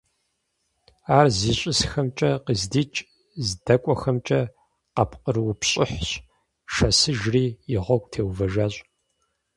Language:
Kabardian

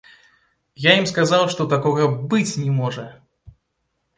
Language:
Belarusian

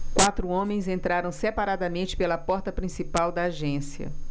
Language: Portuguese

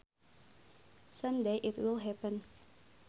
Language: Sundanese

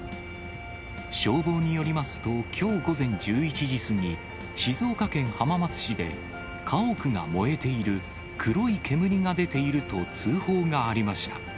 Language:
Japanese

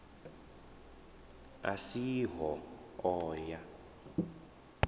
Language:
Venda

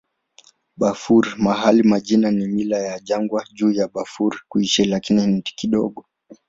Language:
Swahili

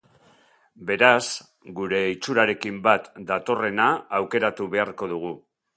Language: Basque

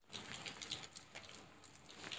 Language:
Nigerian Pidgin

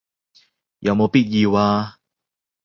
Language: Cantonese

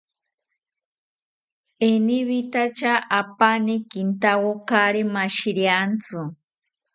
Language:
South Ucayali Ashéninka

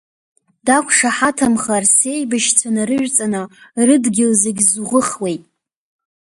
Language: Abkhazian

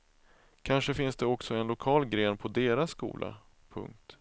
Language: Swedish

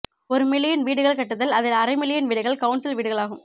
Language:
Tamil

